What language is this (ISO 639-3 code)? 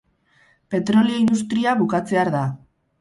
eus